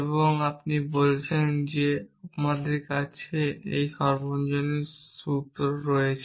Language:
Bangla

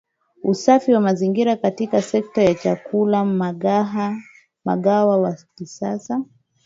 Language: Swahili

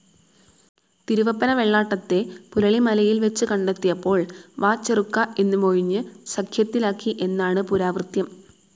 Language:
Malayalam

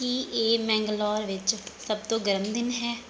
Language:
Punjabi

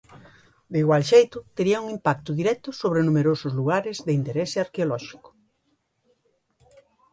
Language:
Galician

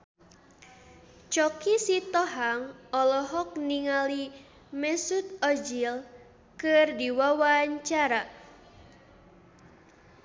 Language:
Sundanese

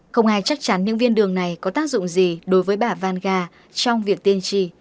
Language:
Vietnamese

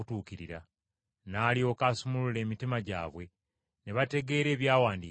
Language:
Ganda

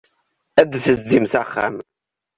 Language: Kabyle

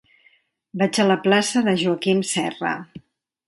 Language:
Catalan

